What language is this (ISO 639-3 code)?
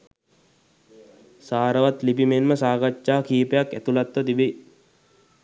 sin